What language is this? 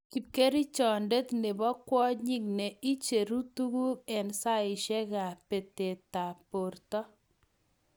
Kalenjin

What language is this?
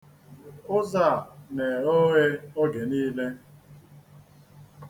Igbo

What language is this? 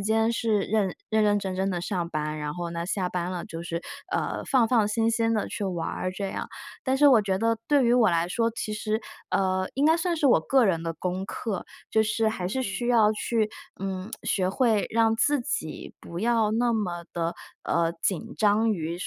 Chinese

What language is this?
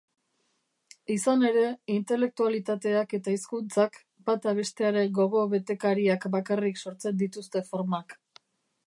Basque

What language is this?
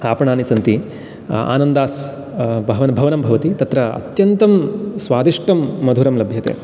Sanskrit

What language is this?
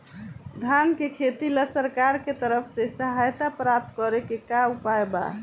Bhojpuri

